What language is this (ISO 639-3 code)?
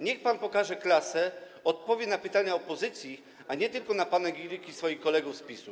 pol